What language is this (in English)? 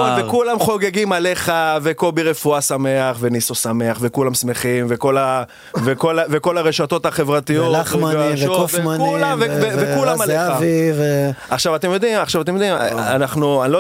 Hebrew